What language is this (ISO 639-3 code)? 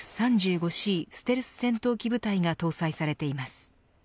jpn